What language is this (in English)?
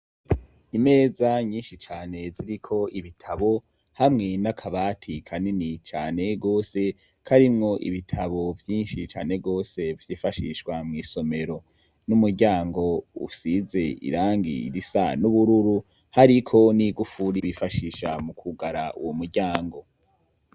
Rundi